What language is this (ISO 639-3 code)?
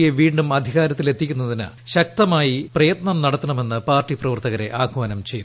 mal